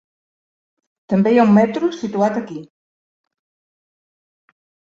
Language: Catalan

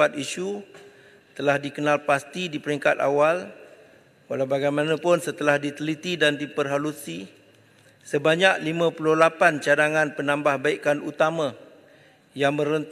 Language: Malay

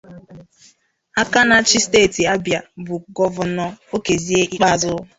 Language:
Igbo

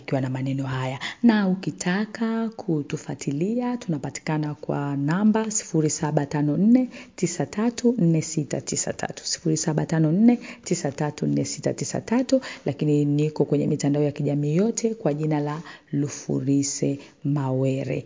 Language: Swahili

